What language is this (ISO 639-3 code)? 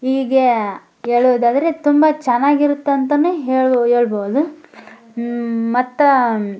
kan